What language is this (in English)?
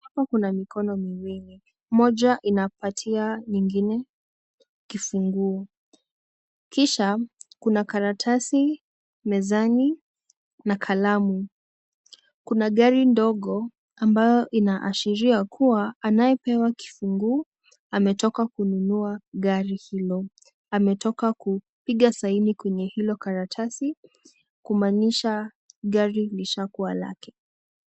Swahili